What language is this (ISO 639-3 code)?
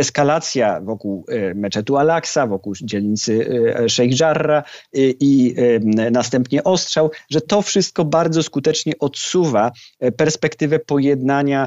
pol